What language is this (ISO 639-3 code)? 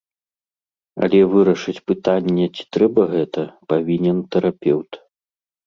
bel